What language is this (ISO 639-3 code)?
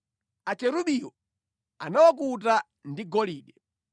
nya